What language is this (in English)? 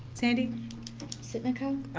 English